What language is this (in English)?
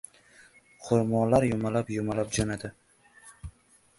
Uzbek